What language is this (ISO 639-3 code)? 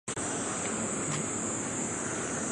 zho